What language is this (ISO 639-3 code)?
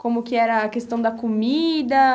por